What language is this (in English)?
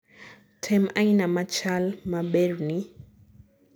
Luo (Kenya and Tanzania)